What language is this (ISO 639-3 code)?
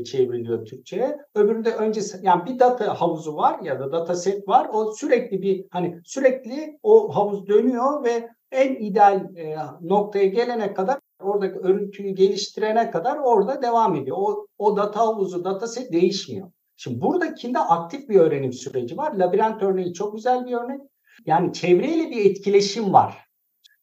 tur